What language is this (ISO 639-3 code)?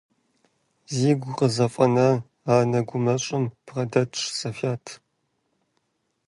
kbd